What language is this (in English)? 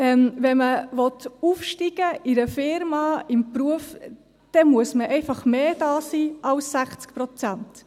Swiss German